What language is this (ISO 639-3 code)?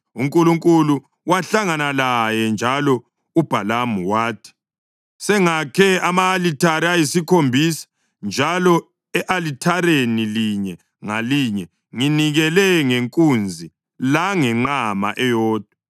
nde